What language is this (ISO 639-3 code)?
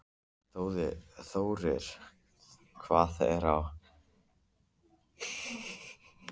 isl